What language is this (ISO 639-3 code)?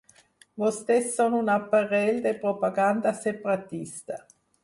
cat